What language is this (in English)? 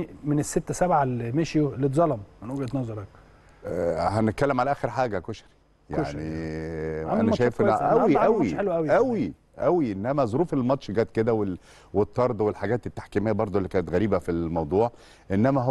Arabic